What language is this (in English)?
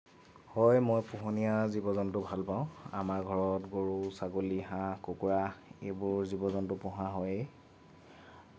Assamese